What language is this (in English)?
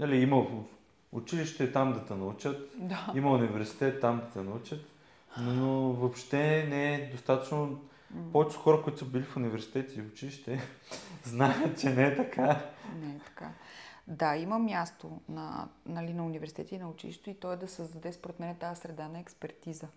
Bulgarian